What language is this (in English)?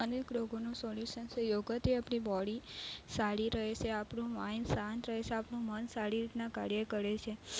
Gujarati